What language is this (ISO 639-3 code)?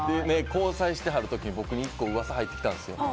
jpn